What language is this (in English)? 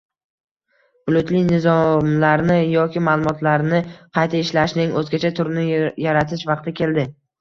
Uzbek